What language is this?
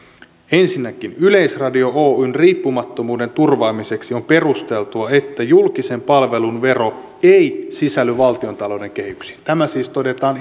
Finnish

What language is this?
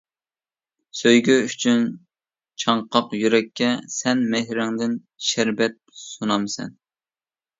Uyghur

